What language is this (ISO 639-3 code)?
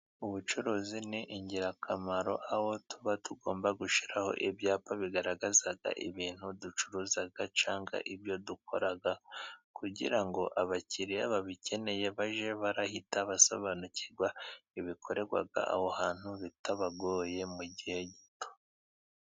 kin